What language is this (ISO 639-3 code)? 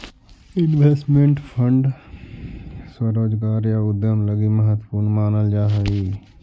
mag